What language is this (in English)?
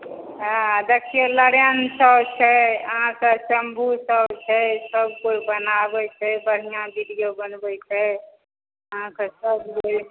Maithili